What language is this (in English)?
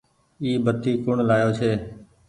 Goaria